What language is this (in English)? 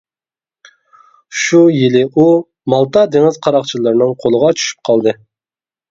Uyghur